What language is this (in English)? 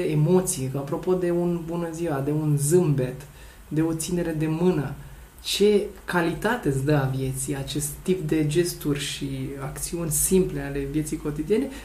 Romanian